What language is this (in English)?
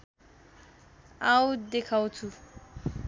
Nepali